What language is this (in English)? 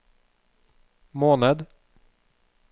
Norwegian